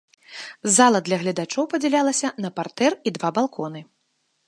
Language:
Belarusian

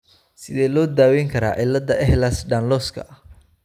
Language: Somali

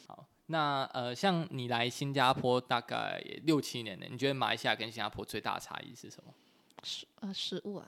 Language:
Chinese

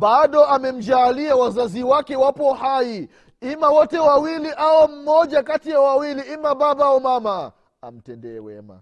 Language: Swahili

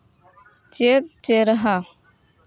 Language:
Santali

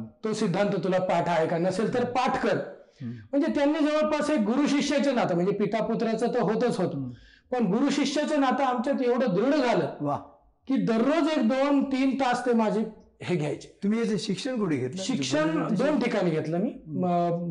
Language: Marathi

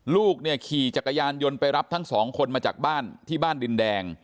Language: Thai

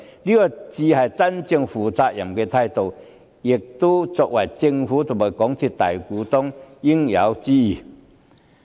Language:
Cantonese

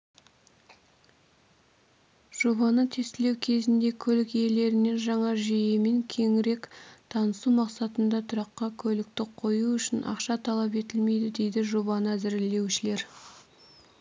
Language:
Kazakh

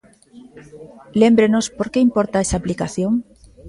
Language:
Galician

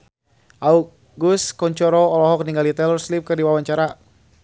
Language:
Sundanese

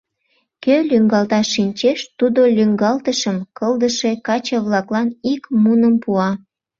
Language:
Mari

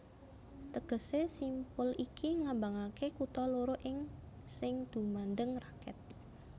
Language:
Javanese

